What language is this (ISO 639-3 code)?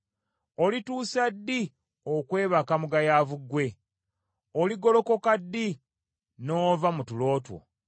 lug